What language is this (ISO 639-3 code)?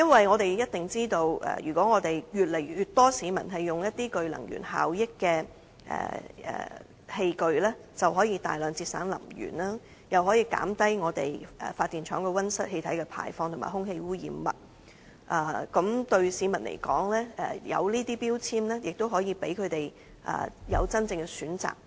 yue